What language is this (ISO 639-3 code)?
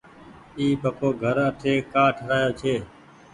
gig